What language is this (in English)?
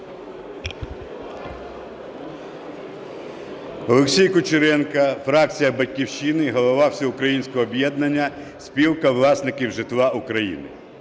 Ukrainian